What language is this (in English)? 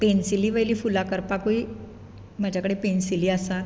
Konkani